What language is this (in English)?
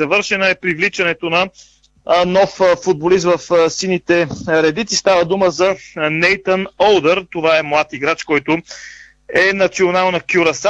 Bulgarian